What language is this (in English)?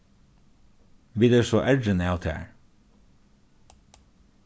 Faroese